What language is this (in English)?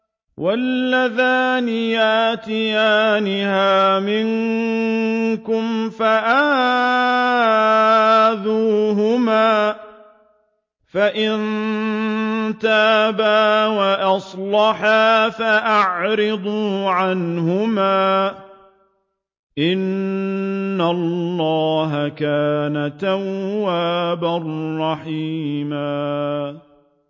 Arabic